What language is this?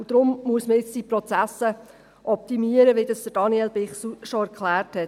Swiss German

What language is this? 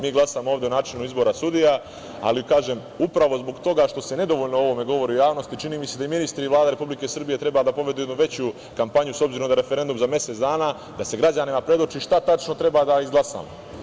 Serbian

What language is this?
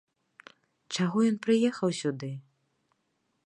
Belarusian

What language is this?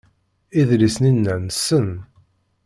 Kabyle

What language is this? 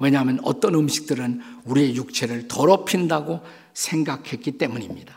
Korean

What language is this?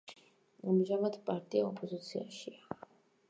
Georgian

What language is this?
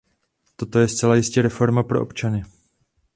Czech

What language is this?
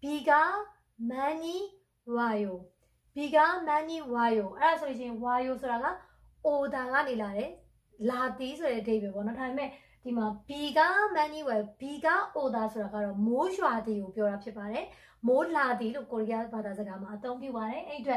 Korean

